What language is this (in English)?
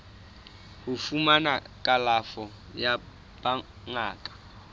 Southern Sotho